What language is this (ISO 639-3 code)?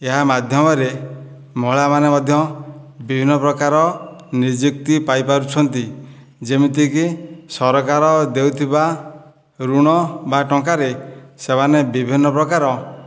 ori